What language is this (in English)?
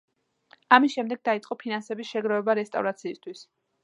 Georgian